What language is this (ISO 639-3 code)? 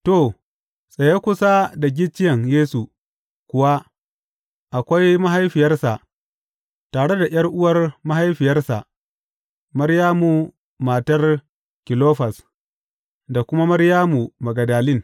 hau